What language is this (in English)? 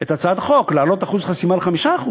Hebrew